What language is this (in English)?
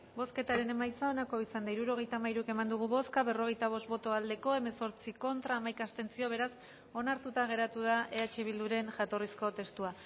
Basque